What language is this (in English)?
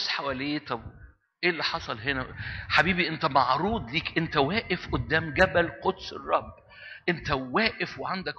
Arabic